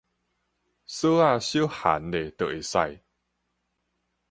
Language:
Min Nan Chinese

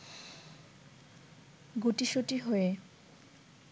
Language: Bangla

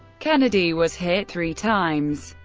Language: English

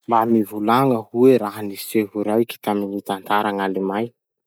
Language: Masikoro Malagasy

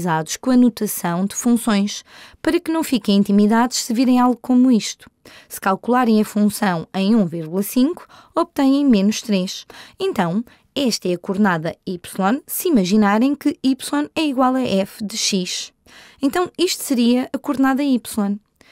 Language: Portuguese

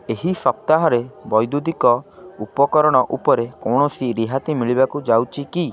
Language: Odia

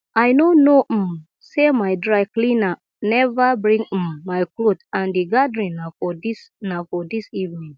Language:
Nigerian Pidgin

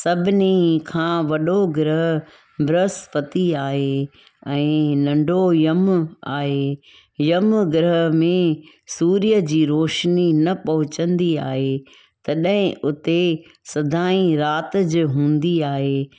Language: Sindhi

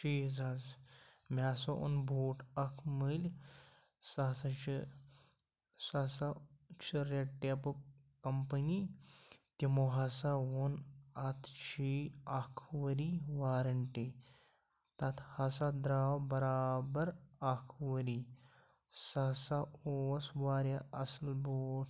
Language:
Kashmiri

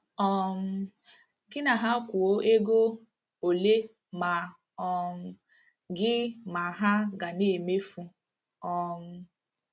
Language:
Igbo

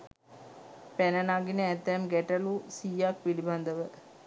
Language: Sinhala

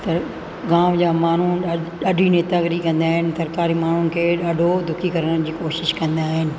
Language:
Sindhi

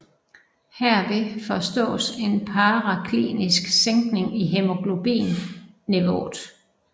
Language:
Danish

